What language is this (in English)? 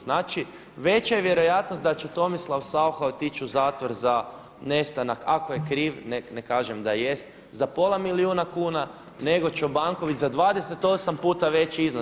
Croatian